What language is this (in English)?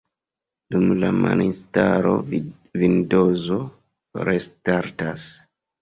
Esperanto